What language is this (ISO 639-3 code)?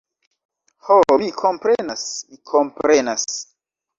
epo